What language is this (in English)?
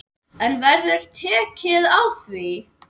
Icelandic